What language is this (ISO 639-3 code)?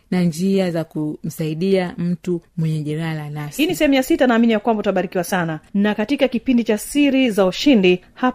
swa